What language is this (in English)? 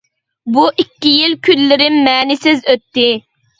Uyghur